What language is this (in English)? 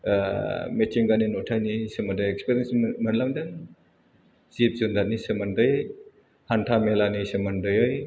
Bodo